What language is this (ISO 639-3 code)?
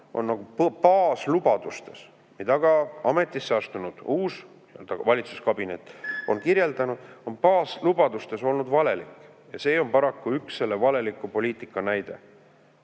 est